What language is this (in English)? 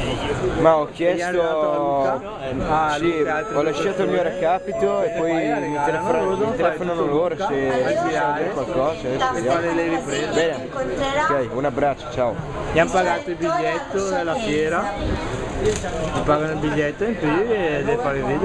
Italian